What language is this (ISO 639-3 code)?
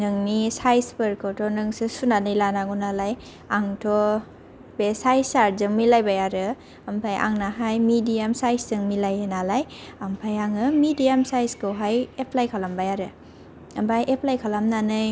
brx